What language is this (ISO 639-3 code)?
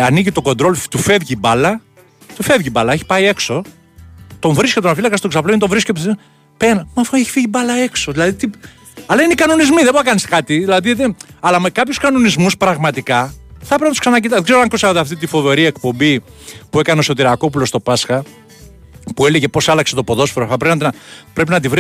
ell